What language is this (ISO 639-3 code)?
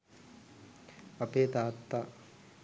sin